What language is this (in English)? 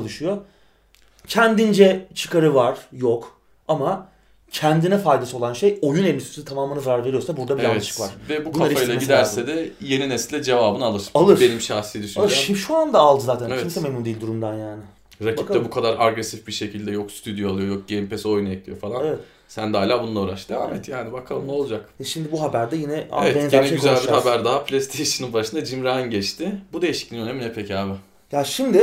Turkish